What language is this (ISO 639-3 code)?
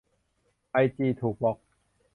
tha